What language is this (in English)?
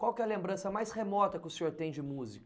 Portuguese